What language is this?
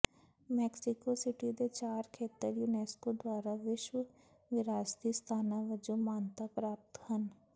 Punjabi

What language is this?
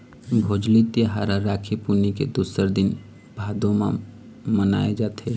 Chhattisgarhi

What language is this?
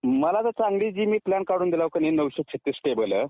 Marathi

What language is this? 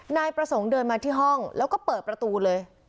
Thai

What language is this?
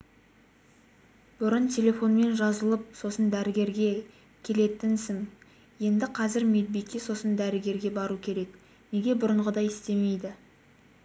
Kazakh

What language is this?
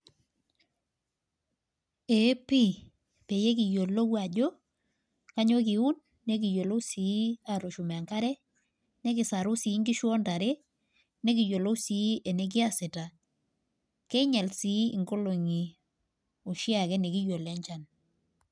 Masai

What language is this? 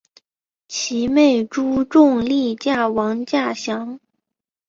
Chinese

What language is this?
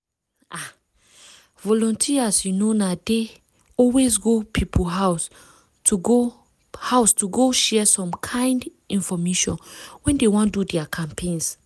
Nigerian Pidgin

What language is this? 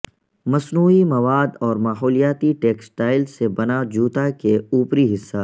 Urdu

